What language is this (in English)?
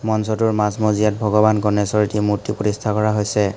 Assamese